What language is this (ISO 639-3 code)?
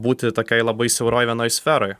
lit